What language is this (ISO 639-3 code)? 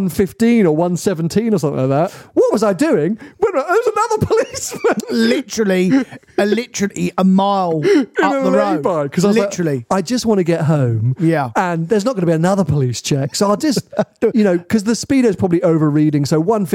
eng